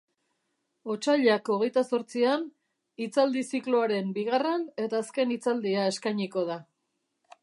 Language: Basque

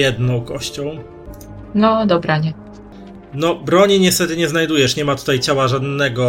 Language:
Polish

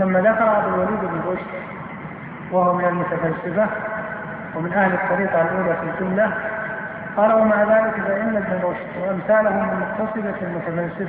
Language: Arabic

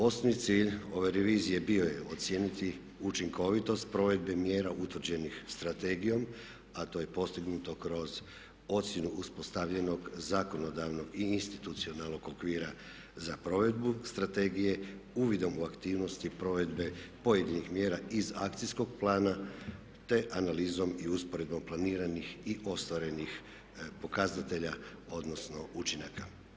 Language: Croatian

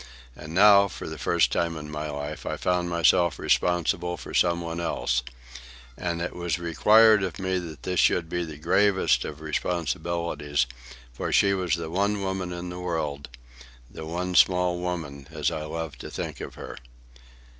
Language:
English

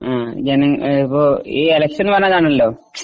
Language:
Malayalam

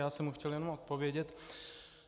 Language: Czech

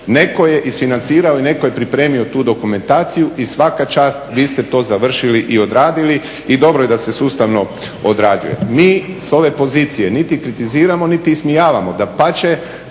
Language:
Croatian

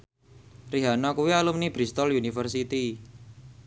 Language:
Javanese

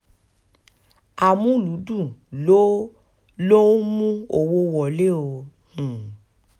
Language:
Yoruba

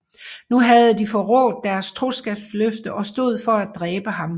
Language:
Danish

